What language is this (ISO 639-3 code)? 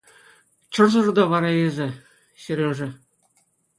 chv